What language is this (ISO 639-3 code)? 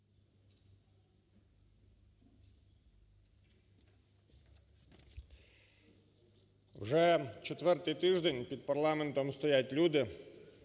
ukr